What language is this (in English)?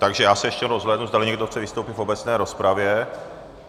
Czech